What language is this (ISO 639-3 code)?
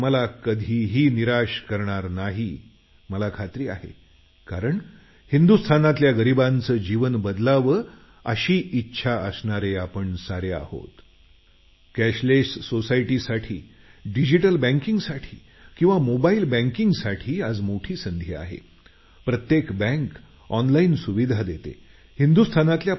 mar